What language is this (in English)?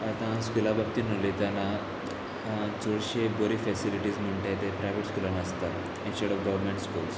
Konkani